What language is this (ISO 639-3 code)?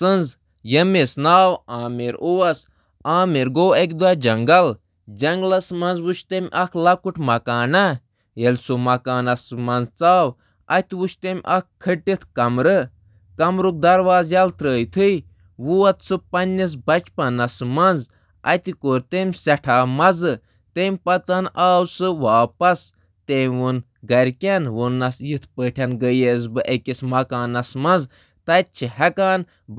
kas